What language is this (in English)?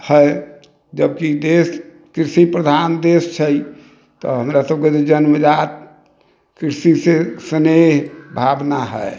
Maithili